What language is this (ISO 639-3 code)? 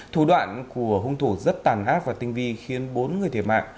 vie